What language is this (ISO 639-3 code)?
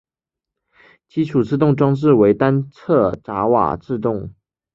zho